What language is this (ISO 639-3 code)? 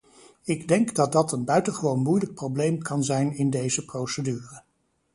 nld